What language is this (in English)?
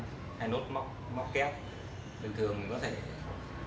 Vietnamese